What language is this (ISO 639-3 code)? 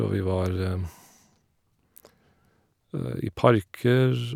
nor